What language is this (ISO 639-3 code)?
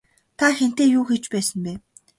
mon